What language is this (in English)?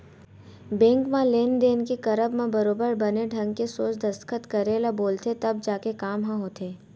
Chhattisgarhi